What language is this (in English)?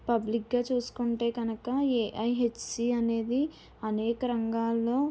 Telugu